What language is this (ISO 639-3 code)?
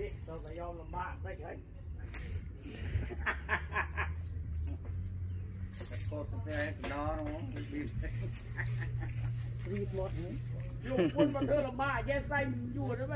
tha